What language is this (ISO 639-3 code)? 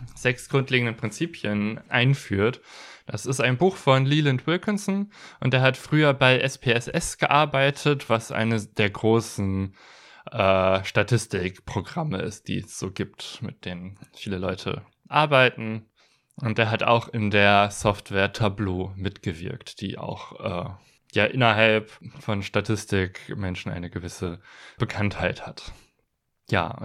deu